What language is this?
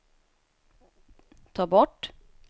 Swedish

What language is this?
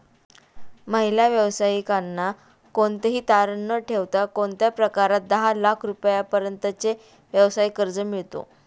Marathi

